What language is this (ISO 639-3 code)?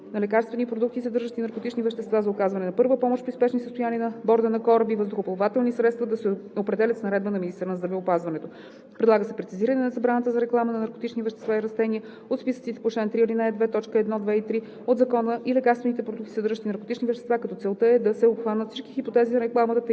bul